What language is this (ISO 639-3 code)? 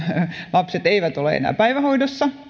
fin